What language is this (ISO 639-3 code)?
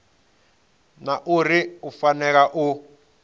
ven